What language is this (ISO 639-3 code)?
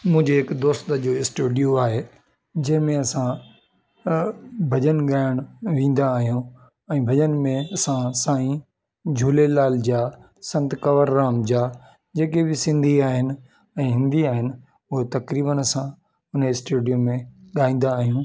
snd